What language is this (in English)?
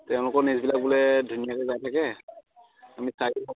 Assamese